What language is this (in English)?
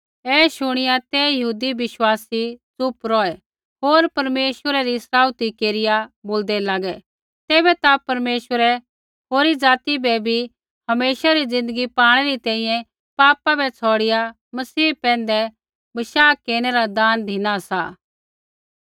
Kullu Pahari